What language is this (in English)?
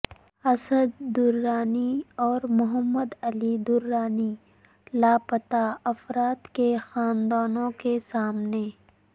Urdu